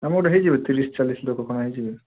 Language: Odia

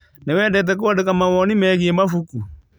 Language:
Kikuyu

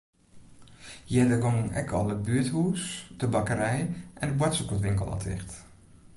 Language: Western Frisian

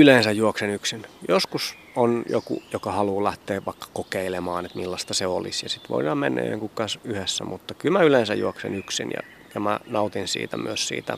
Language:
Finnish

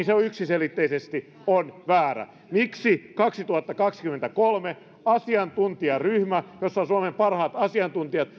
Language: Finnish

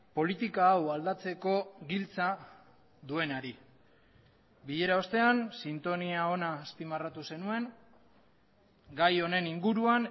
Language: Basque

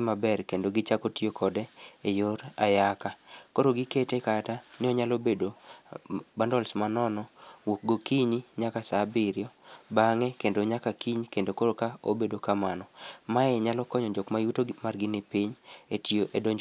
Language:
Luo (Kenya and Tanzania)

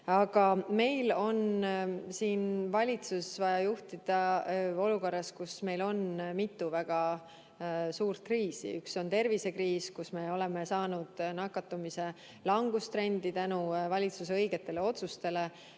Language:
Estonian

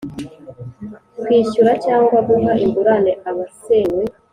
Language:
Kinyarwanda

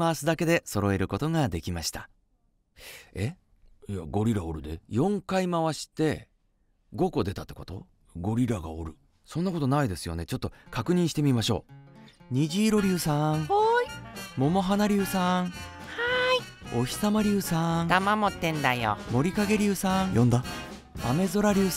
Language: Japanese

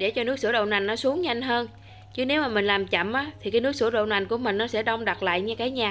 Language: Vietnamese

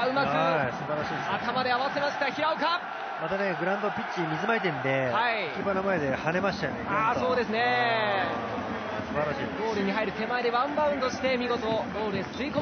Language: Japanese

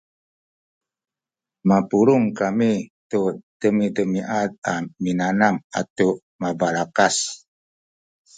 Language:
Sakizaya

